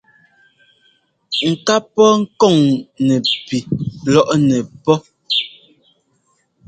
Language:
Ngomba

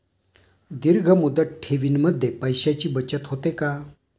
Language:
Marathi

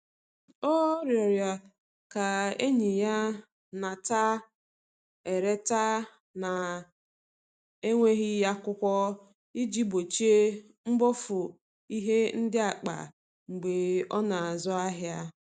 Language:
Igbo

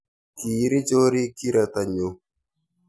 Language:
Kalenjin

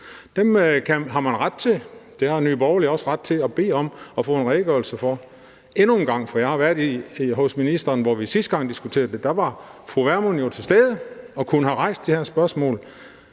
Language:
Danish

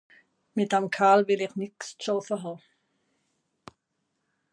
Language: Swiss German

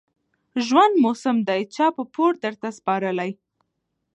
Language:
Pashto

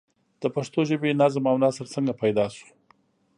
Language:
Pashto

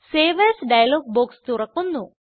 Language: Malayalam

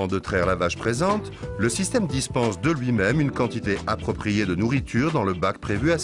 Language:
French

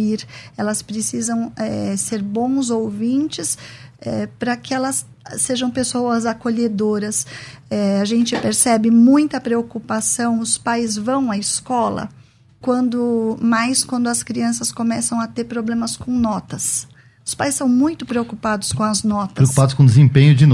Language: Portuguese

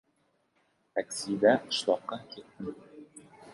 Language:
Uzbek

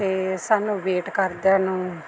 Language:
Punjabi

